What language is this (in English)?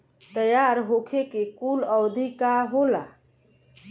Bhojpuri